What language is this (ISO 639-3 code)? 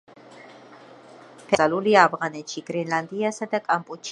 kat